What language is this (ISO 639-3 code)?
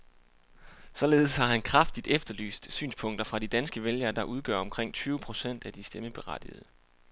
dan